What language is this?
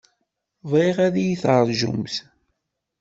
Kabyle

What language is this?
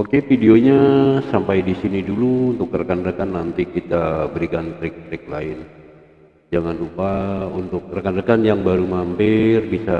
Indonesian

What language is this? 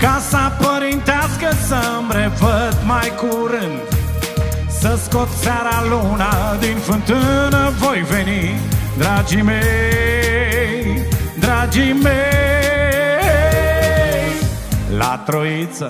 Romanian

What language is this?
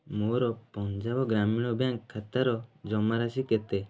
Odia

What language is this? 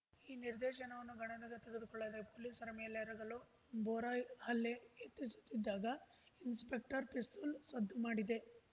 Kannada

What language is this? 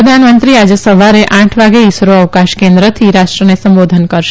Gujarati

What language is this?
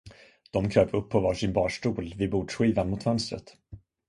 Swedish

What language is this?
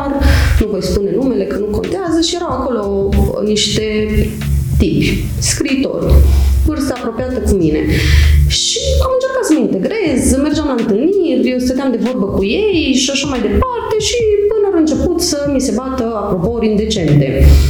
Romanian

